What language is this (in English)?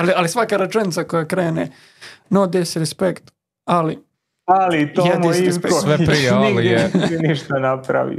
Croatian